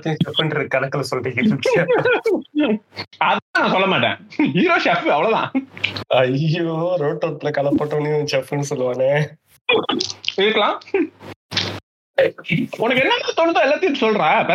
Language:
Tamil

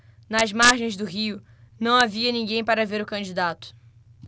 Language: Portuguese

